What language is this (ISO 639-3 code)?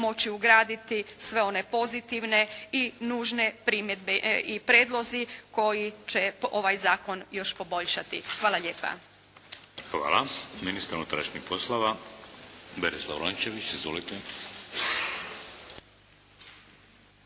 hrv